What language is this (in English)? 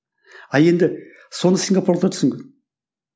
Kazakh